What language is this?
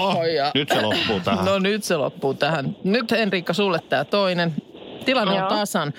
Finnish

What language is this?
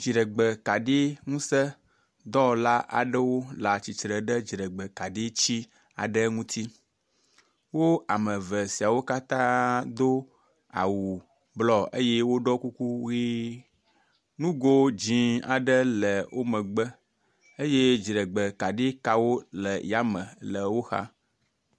Ewe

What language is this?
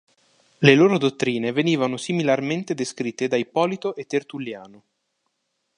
Italian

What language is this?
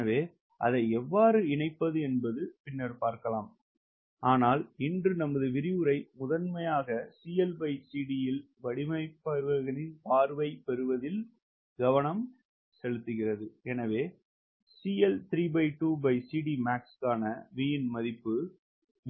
Tamil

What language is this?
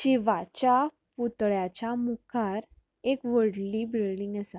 Konkani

